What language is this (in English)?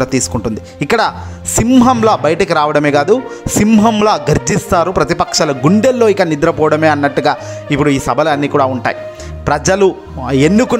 Telugu